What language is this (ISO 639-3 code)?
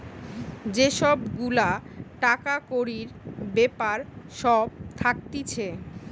ben